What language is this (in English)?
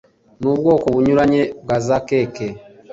Kinyarwanda